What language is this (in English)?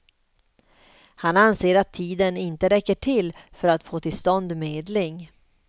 Swedish